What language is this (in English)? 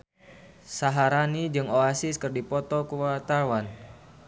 Sundanese